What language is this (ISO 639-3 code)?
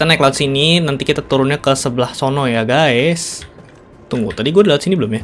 ind